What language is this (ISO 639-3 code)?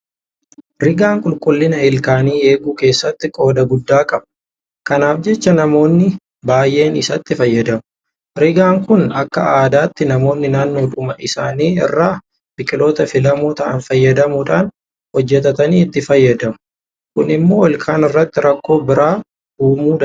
orm